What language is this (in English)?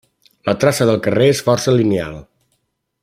Catalan